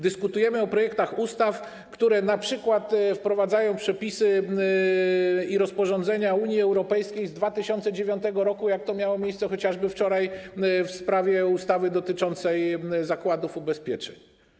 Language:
Polish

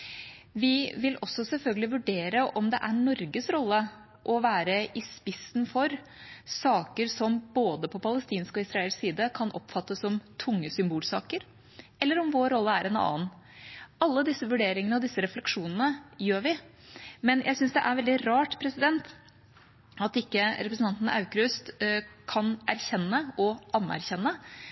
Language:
Norwegian Bokmål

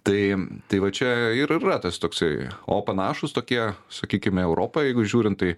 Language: Lithuanian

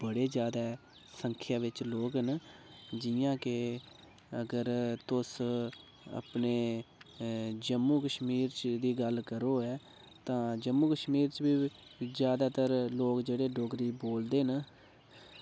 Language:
Dogri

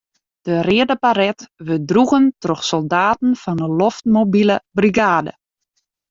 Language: Western Frisian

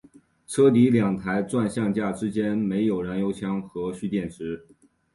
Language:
Chinese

